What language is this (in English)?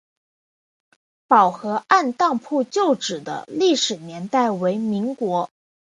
Chinese